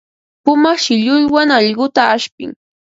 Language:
Ambo-Pasco Quechua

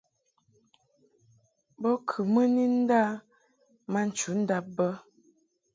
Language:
Mungaka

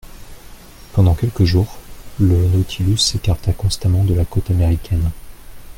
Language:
French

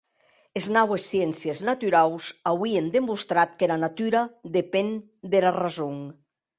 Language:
Occitan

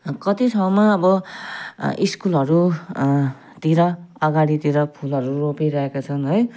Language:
Nepali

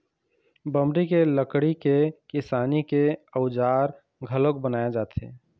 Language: Chhattisgarhi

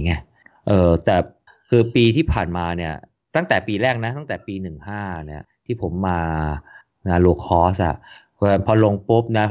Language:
Thai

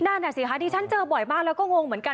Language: Thai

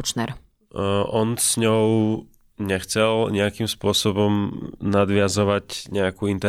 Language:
Slovak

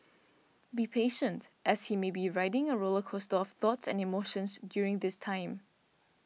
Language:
English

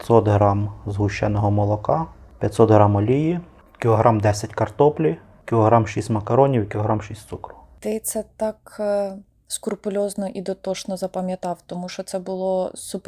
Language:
Ukrainian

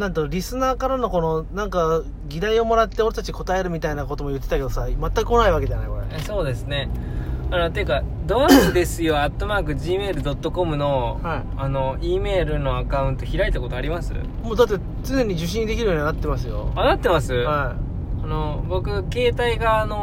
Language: Japanese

